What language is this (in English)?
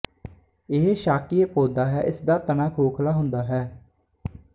Punjabi